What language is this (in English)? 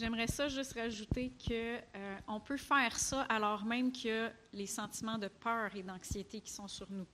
French